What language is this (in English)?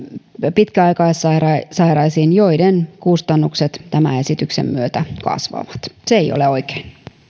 Finnish